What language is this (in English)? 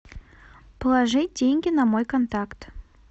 Russian